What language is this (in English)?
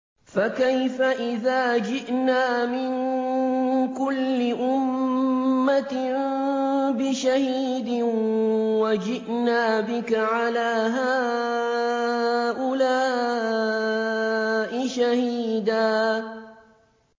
Arabic